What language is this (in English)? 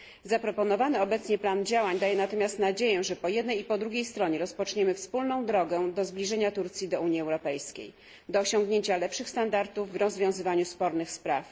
Polish